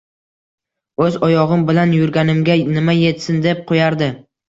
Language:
Uzbek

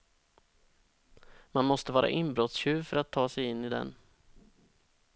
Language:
Swedish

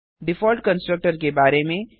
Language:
Hindi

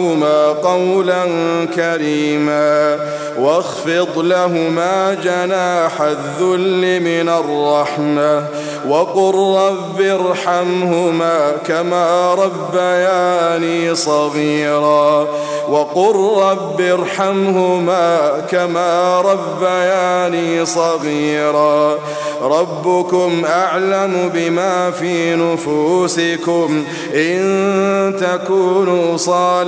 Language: Arabic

